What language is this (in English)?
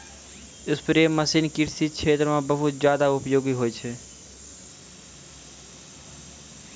Maithili